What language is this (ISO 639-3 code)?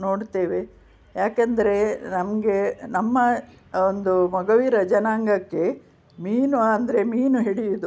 kan